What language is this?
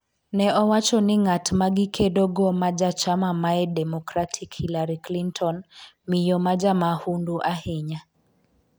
Luo (Kenya and Tanzania)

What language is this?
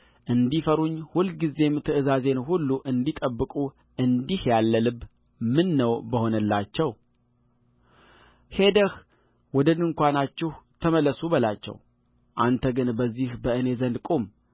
Amharic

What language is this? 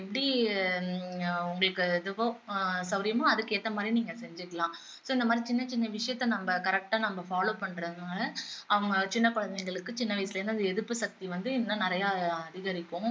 Tamil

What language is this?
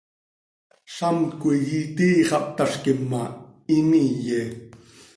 Seri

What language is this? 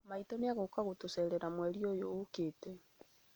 Kikuyu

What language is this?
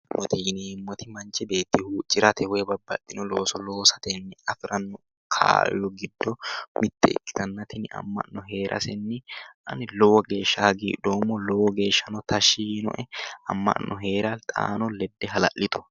Sidamo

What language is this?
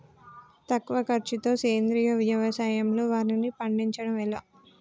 Telugu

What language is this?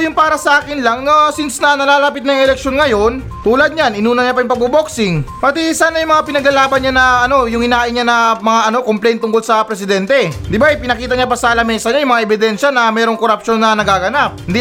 Filipino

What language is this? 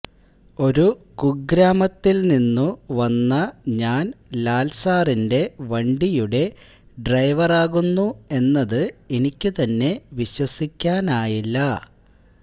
Malayalam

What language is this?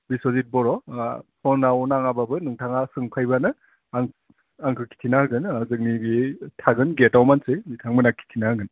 Bodo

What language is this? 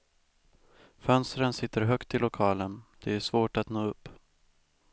Swedish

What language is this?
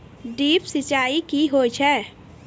Maithili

